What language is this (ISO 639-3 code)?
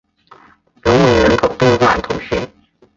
zho